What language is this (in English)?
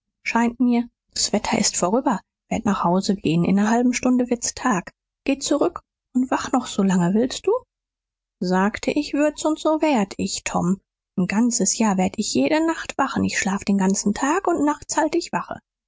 German